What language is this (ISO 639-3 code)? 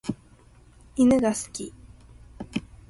jpn